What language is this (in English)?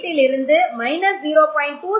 Tamil